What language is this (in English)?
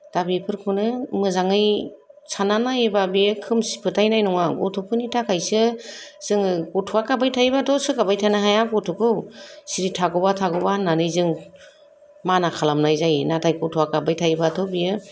Bodo